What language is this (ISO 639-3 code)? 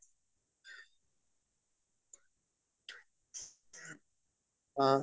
asm